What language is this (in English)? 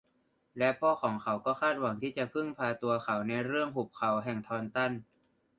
Thai